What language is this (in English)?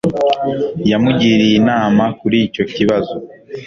Kinyarwanda